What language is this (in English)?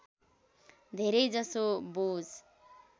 Nepali